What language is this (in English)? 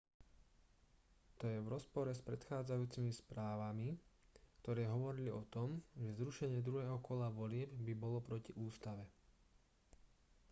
Slovak